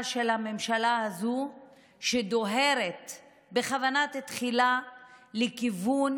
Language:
Hebrew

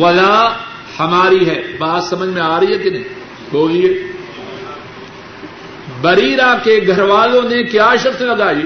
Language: Urdu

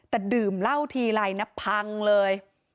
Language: Thai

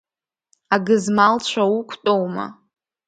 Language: Abkhazian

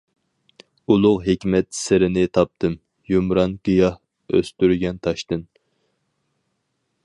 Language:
Uyghur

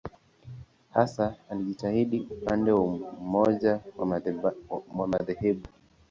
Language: Swahili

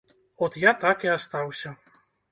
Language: Belarusian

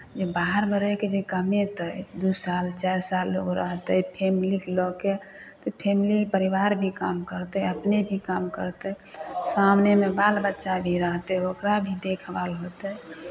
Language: Maithili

